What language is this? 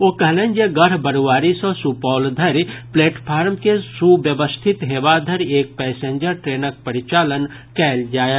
Maithili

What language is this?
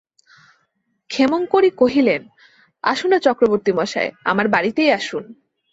Bangla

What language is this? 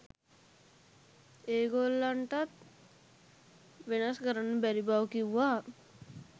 Sinhala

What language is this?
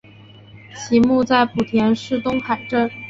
Chinese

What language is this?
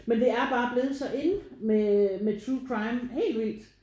Danish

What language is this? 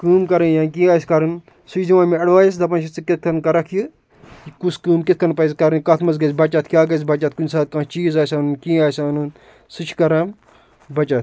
Kashmiri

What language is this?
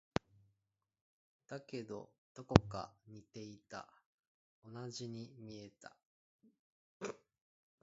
Japanese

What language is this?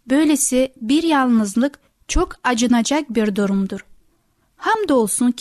Turkish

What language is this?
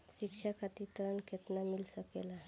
Bhojpuri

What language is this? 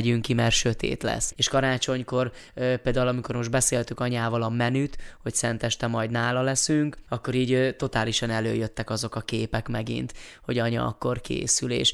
Hungarian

